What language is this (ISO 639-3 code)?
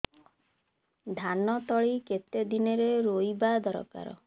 ori